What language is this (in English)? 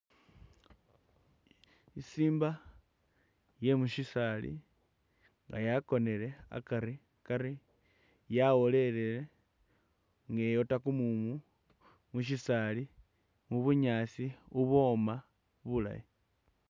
Masaaba